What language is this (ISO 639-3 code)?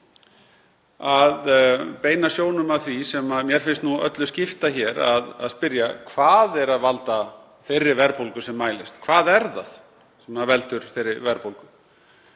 isl